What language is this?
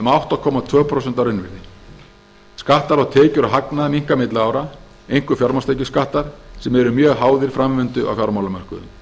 Icelandic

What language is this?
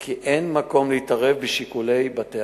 Hebrew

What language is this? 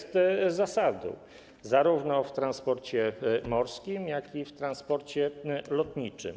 Polish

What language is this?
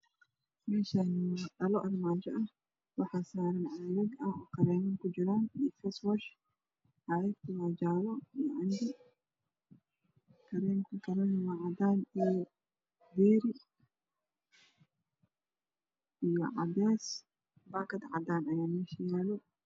Somali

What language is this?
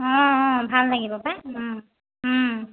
Assamese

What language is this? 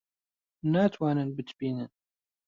Central Kurdish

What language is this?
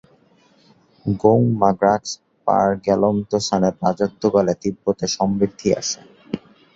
Bangla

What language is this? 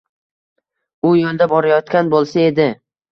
Uzbek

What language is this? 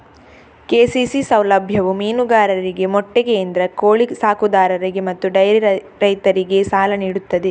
Kannada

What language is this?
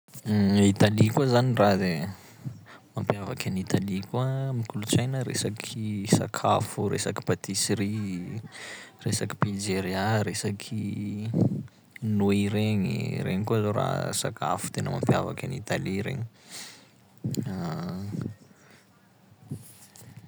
Sakalava Malagasy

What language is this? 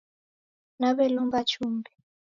Taita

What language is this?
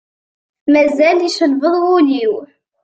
Kabyle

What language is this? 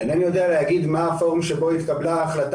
Hebrew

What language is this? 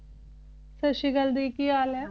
Punjabi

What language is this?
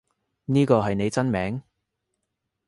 Cantonese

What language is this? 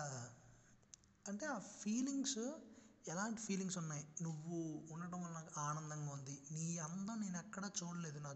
Telugu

